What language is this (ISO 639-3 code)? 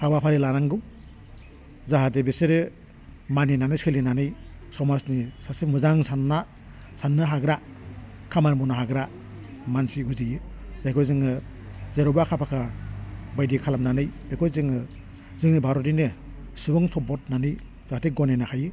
brx